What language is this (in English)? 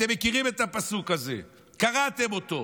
Hebrew